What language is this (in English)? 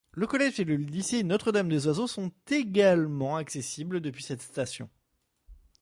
French